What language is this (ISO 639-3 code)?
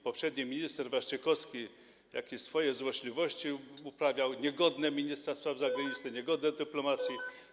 pol